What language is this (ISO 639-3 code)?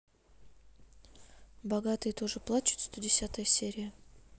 rus